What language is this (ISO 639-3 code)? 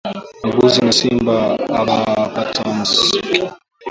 swa